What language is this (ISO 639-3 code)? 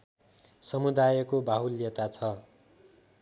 nep